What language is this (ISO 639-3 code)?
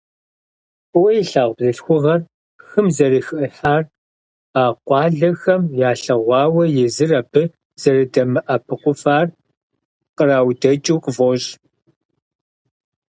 kbd